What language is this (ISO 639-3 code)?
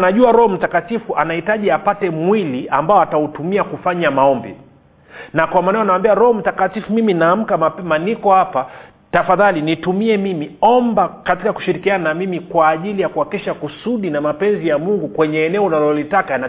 swa